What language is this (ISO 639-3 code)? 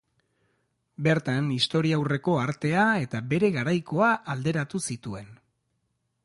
eus